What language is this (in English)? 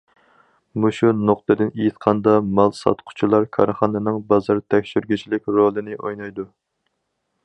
Uyghur